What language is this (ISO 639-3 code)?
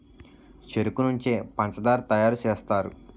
tel